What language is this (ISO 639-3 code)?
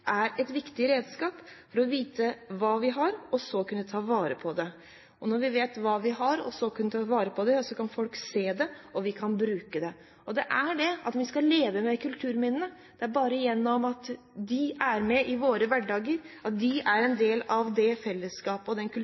nob